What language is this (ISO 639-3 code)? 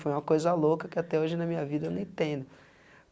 por